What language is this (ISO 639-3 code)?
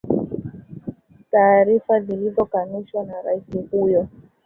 swa